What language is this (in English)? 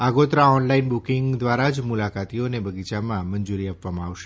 Gujarati